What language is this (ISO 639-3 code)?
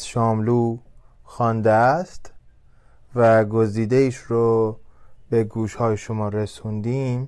fas